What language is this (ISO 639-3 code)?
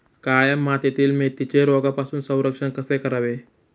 mar